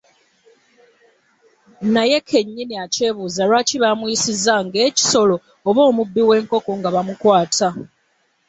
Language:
Ganda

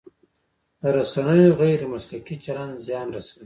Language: Pashto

